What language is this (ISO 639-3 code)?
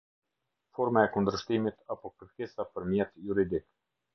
sqi